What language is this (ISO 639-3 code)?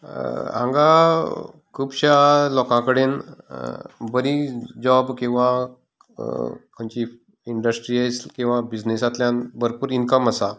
kok